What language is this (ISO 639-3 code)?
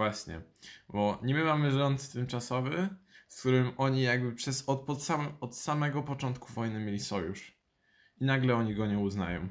pol